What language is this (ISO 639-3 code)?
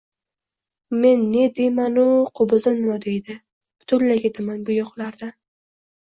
uzb